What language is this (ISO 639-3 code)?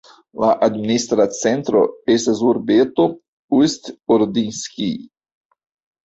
epo